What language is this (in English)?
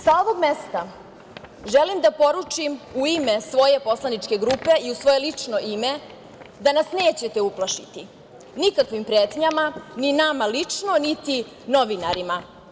Serbian